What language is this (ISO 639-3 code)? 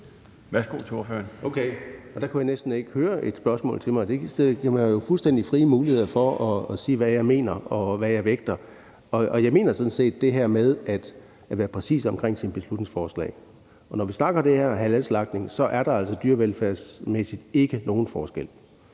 dan